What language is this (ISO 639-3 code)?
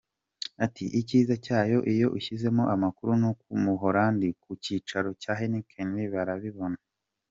kin